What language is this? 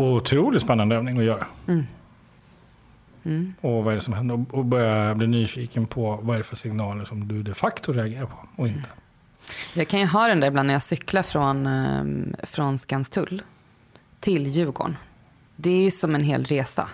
Swedish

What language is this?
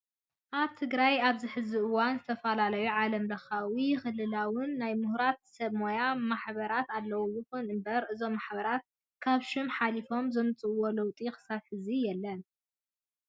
Tigrinya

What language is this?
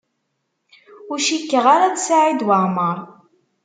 Kabyle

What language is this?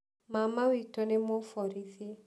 Kikuyu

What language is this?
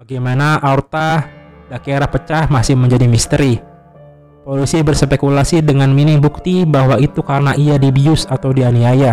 Indonesian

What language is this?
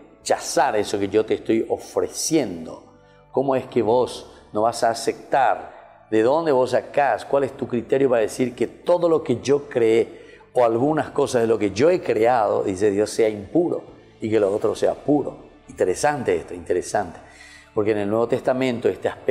Spanish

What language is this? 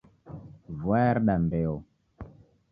Taita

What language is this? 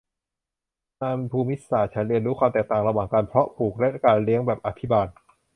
Thai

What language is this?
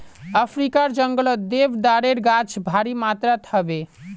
Magahi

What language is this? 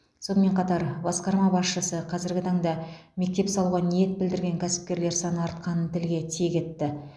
Kazakh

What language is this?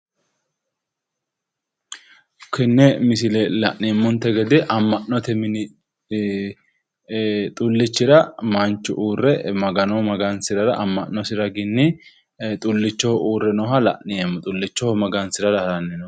Sidamo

